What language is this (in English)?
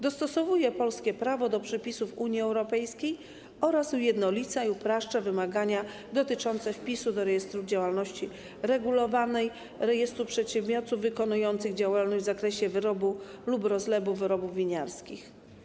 Polish